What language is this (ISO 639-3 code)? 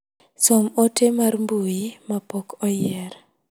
luo